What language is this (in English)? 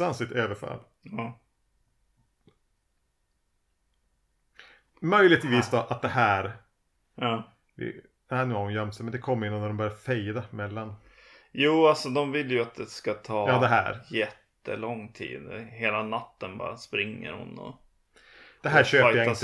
Swedish